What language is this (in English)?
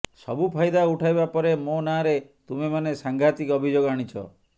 Odia